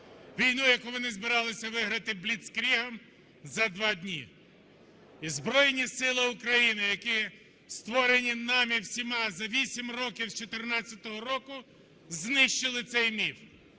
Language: Ukrainian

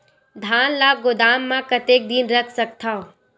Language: Chhattisgarhi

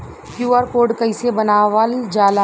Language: Bhojpuri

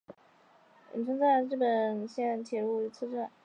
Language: Chinese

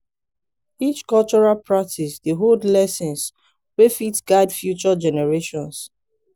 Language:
Nigerian Pidgin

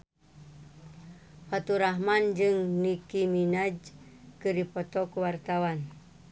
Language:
Sundanese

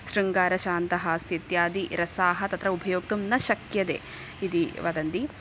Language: Sanskrit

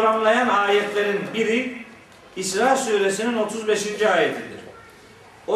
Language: Turkish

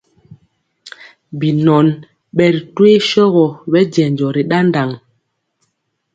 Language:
Mpiemo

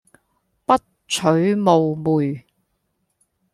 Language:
Cantonese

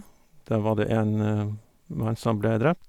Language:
Norwegian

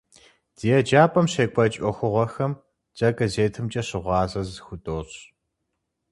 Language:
Kabardian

